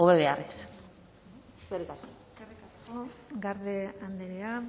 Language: Basque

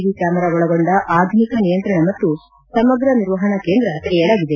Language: Kannada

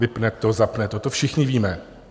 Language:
Czech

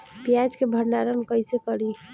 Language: Bhojpuri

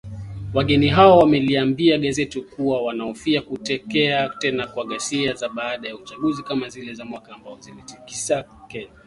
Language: Swahili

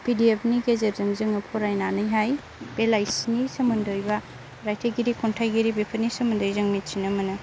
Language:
Bodo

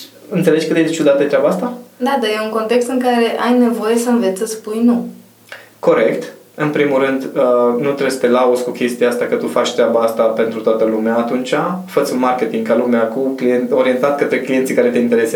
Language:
Romanian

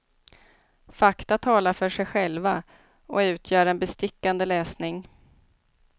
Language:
Swedish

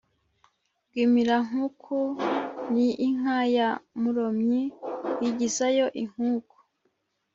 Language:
Kinyarwanda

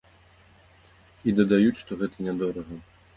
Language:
Belarusian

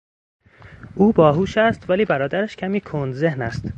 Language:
Persian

